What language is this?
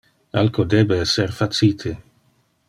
Interlingua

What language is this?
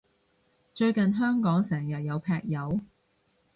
Cantonese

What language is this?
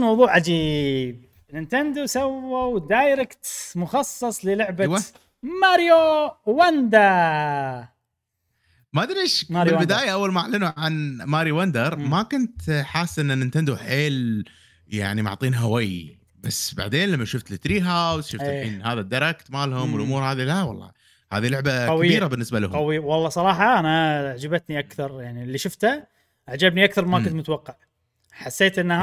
Arabic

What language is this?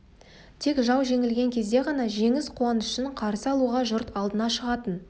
Kazakh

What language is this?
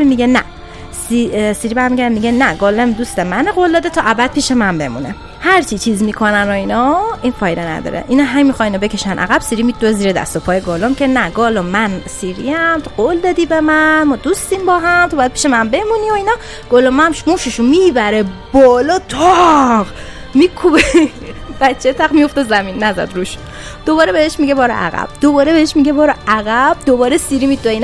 Persian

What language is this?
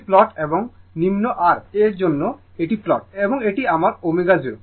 Bangla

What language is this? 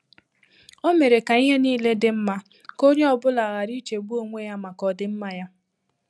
Igbo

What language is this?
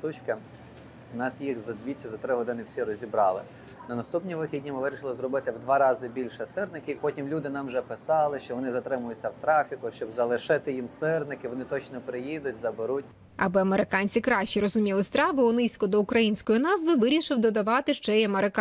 Ukrainian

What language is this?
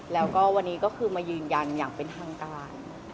Thai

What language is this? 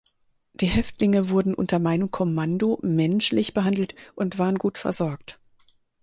German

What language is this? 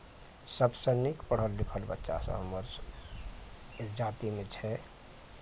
Maithili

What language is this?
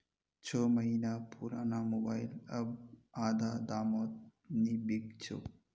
Magahi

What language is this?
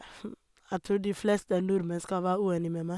Norwegian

